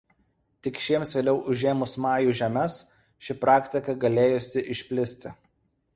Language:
Lithuanian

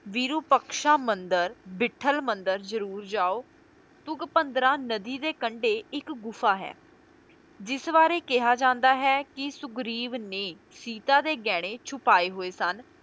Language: Punjabi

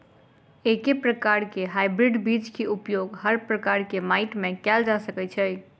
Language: Maithili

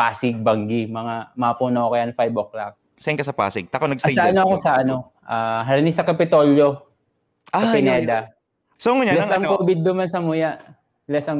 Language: Filipino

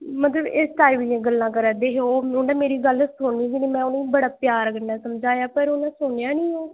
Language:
Dogri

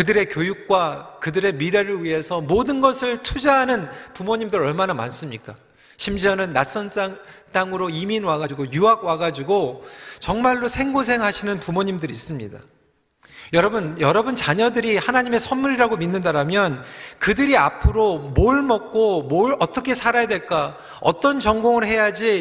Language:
Korean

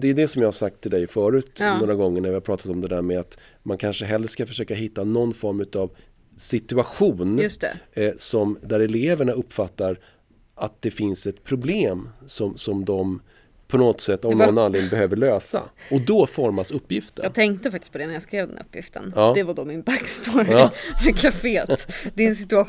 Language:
Swedish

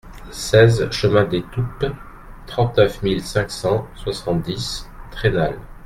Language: French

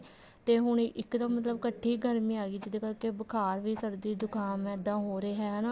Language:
Punjabi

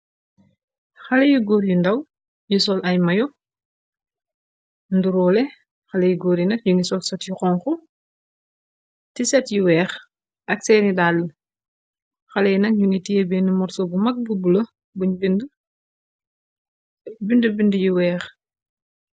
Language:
Wolof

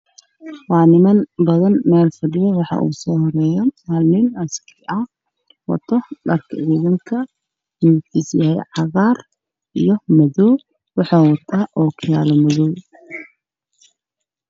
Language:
Somali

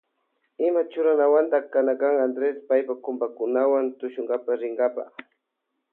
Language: Loja Highland Quichua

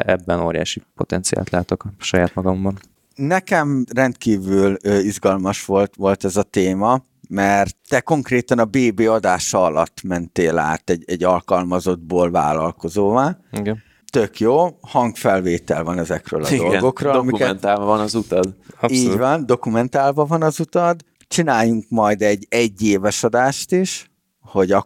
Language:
Hungarian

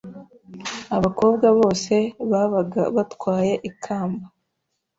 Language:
Kinyarwanda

